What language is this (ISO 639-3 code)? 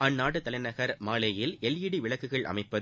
tam